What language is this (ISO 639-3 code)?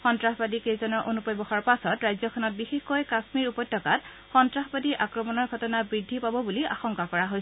asm